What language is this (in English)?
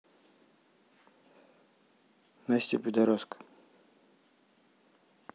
Russian